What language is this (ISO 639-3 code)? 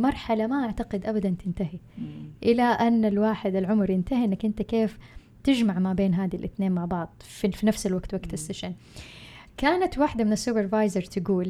ara